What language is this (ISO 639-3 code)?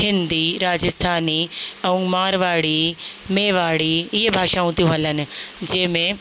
snd